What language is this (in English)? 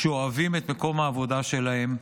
Hebrew